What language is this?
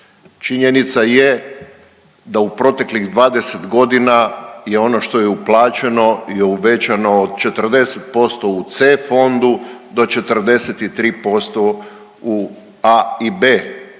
Croatian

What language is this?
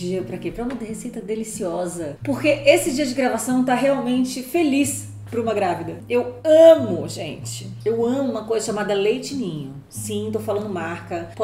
Portuguese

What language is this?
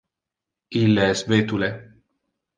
Interlingua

